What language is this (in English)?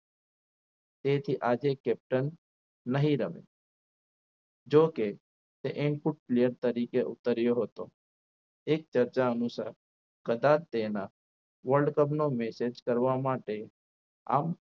Gujarati